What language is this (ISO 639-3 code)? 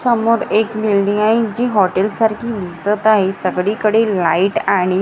mar